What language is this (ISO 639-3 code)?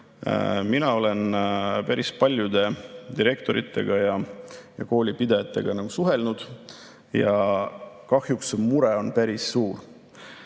est